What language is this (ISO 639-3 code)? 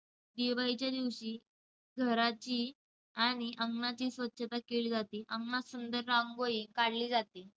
mar